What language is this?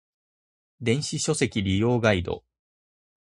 Japanese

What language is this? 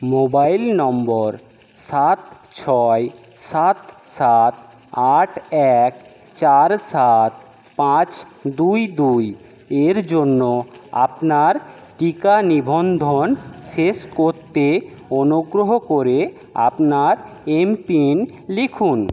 Bangla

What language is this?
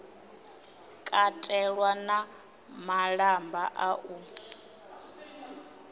Venda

